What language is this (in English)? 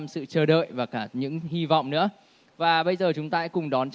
Vietnamese